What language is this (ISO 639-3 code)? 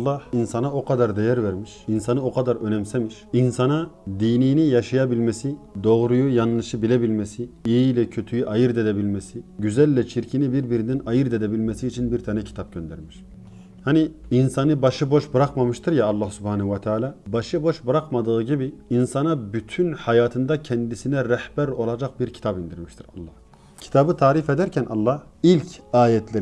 tur